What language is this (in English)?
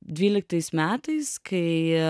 Lithuanian